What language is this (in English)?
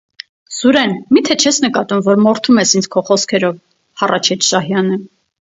Armenian